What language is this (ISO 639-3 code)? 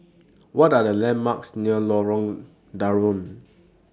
eng